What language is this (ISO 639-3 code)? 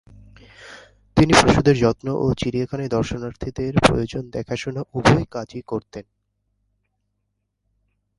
ben